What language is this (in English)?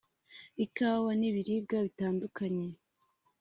Kinyarwanda